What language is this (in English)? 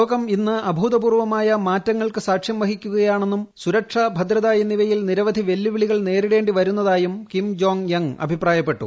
Malayalam